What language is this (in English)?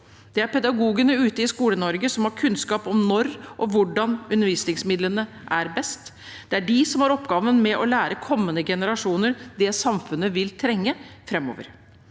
Norwegian